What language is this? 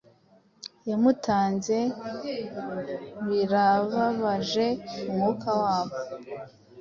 Kinyarwanda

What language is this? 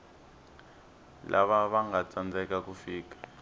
Tsonga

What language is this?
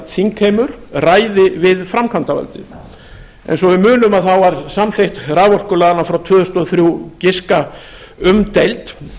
Icelandic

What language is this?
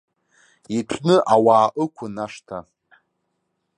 Abkhazian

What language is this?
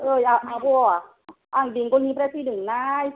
Bodo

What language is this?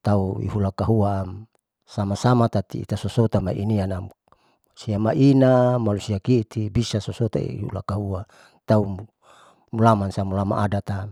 Saleman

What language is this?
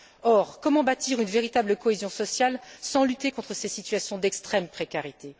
French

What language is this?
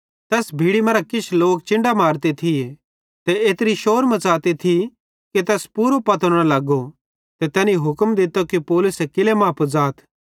Bhadrawahi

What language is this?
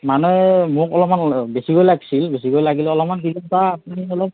Assamese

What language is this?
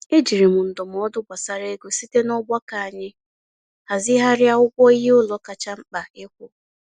Igbo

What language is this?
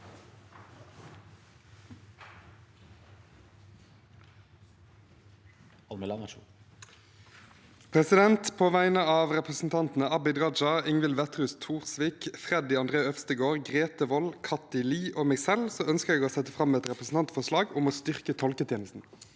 Norwegian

